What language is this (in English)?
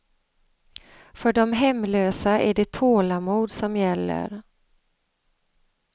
Swedish